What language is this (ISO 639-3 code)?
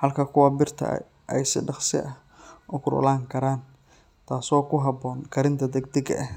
som